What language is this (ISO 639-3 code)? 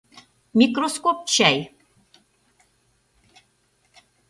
chm